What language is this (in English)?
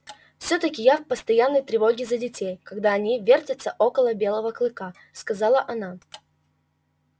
Russian